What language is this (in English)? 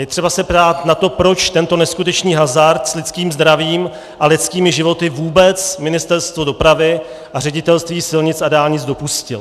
Czech